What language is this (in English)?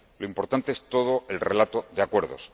Spanish